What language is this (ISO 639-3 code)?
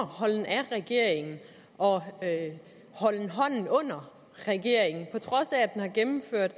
dan